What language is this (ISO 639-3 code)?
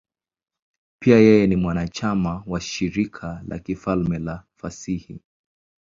swa